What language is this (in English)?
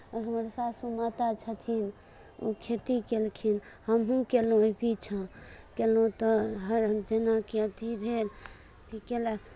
Maithili